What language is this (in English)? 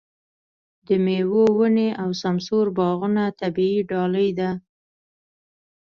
Pashto